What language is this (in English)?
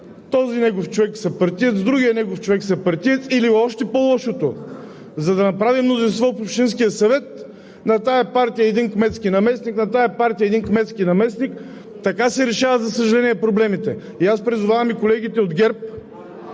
Bulgarian